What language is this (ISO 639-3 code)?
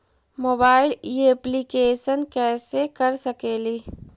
mag